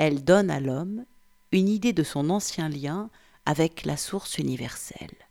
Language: French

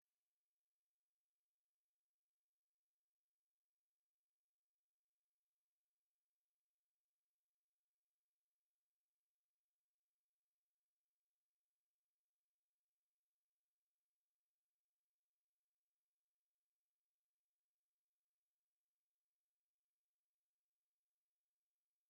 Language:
Kinyarwanda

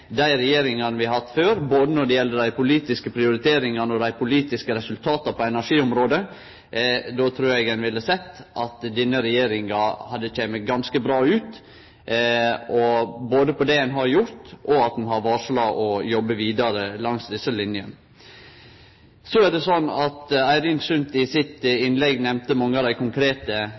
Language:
Norwegian Nynorsk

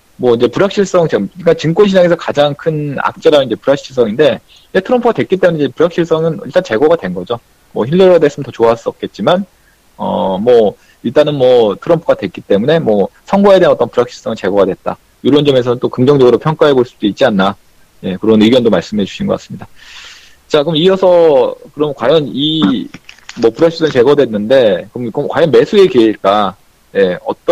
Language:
Korean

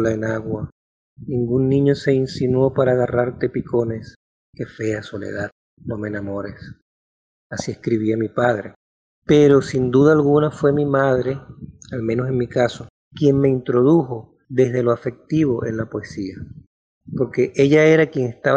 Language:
Spanish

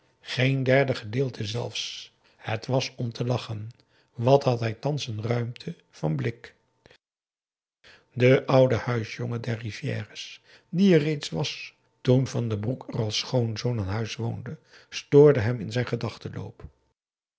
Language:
Dutch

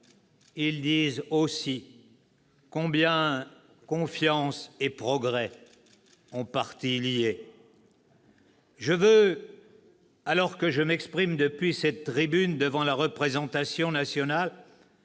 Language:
French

